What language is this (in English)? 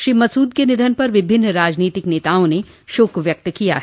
Hindi